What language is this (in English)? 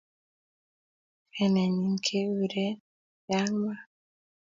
Kalenjin